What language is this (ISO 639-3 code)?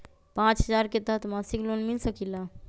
mag